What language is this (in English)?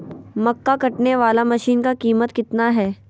Magahi